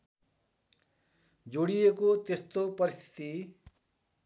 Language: Nepali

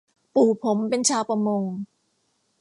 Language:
Thai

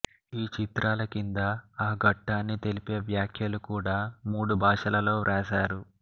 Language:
Telugu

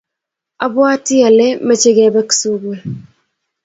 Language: Kalenjin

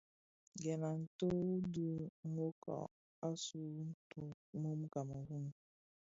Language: Bafia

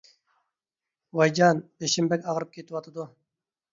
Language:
Uyghur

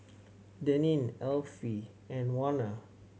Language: English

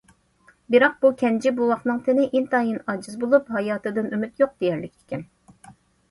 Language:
Uyghur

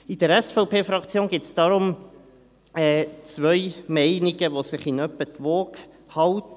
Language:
Swiss German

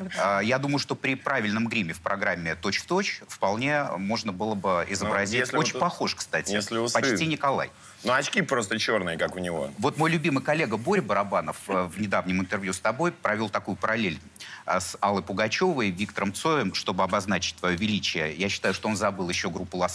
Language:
Russian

